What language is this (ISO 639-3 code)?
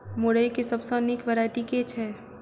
mai